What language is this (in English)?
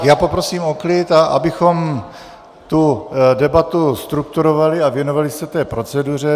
Czech